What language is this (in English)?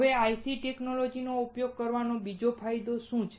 Gujarati